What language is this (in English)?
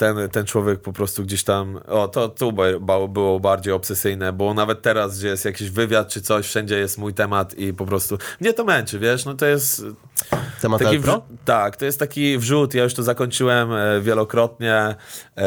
Polish